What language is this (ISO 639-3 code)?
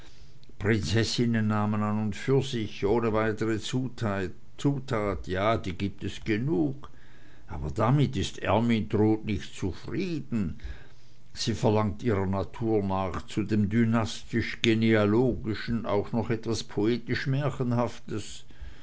deu